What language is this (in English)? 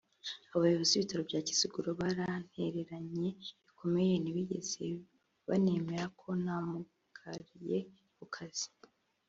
Kinyarwanda